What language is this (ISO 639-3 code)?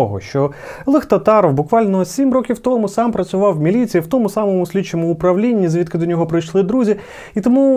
ukr